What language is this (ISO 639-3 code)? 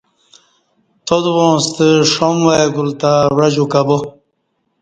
bsh